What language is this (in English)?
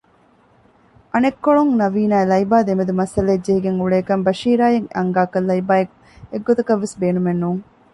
Divehi